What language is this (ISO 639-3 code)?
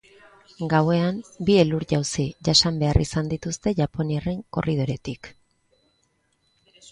eus